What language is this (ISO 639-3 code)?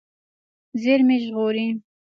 pus